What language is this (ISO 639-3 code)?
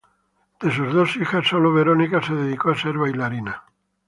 spa